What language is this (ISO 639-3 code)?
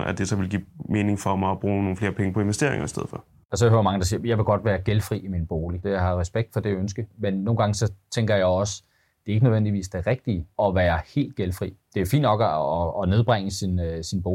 dan